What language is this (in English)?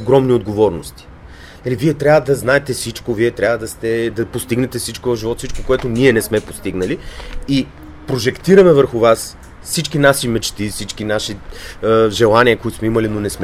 Bulgarian